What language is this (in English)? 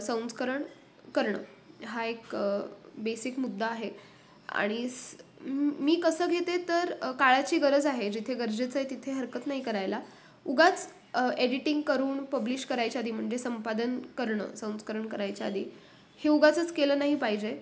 Marathi